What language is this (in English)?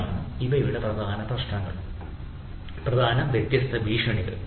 Malayalam